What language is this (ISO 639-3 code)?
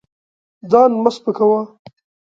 pus